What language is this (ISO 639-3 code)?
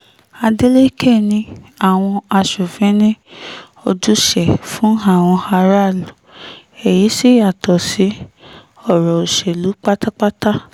yor